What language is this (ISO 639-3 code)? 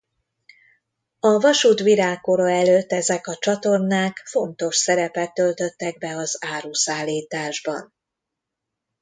hun